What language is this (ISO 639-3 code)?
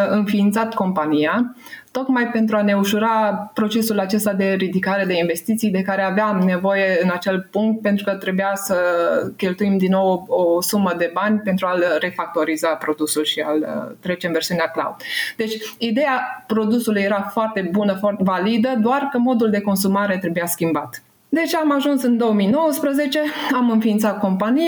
ron